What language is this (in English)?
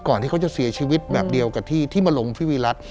Thai